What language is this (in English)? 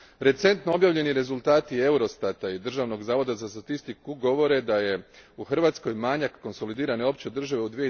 Croatian